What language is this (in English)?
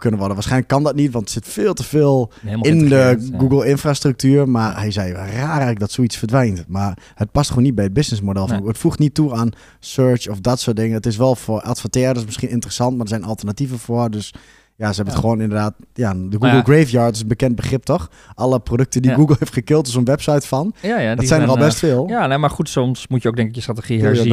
Dutch